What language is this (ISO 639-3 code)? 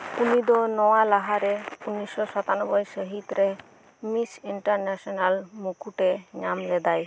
sat